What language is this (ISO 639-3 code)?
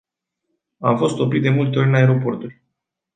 ron